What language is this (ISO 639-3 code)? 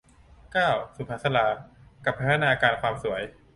tha